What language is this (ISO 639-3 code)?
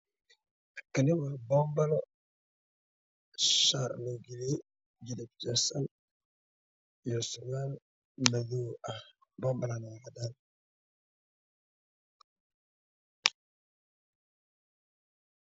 som